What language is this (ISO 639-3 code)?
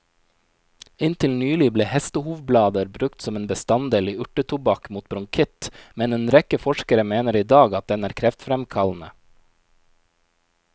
nor